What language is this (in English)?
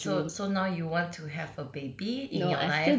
English